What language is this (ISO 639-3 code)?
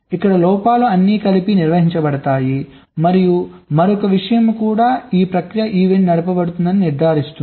tel